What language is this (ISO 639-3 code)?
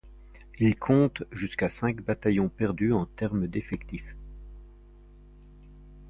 fra